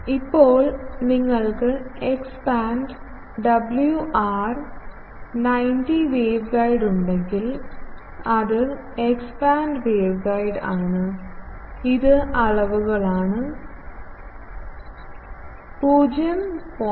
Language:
Malayalam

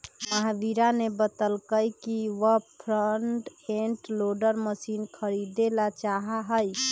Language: Magahi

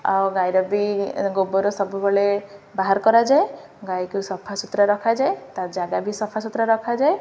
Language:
Odia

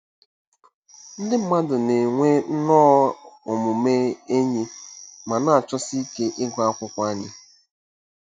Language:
Igbo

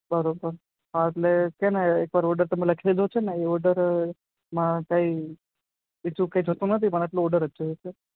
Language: Gujarati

